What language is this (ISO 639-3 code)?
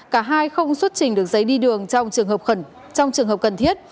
vie